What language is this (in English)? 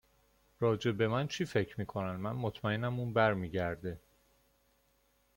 Persian